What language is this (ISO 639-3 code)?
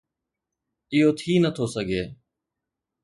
snd